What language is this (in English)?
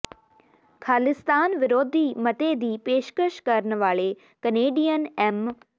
Punjabi